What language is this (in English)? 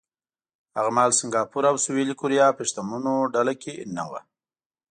Pashto